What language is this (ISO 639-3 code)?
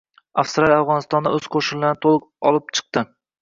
uzb